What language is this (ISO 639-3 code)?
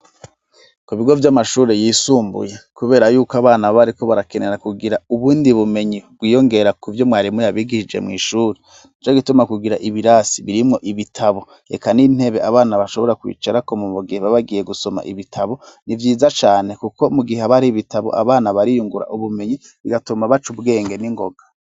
run